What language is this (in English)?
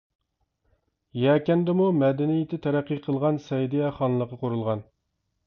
Uyghur